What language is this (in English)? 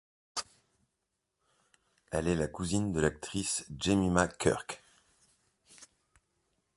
French